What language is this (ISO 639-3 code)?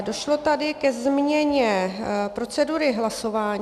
ces